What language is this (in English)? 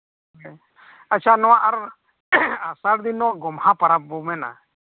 Santali